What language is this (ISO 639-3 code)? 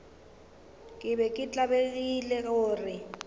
nso